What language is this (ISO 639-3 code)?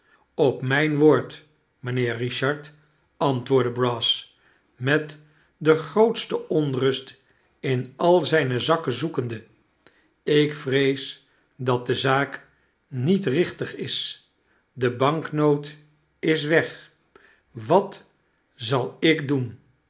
nld